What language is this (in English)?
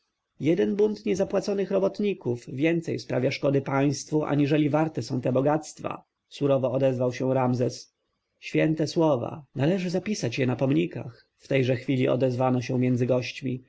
Polish